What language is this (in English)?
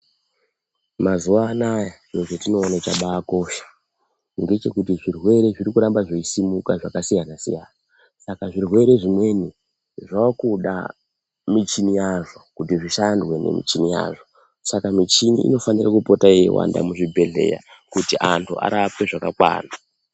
Ndau